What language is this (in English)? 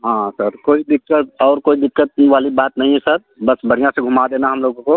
Hindi